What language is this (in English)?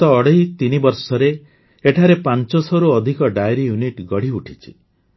Odia